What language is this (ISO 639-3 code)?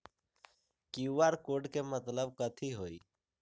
mag